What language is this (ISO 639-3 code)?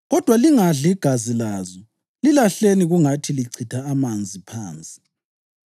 nde